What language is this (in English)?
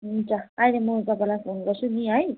Nepali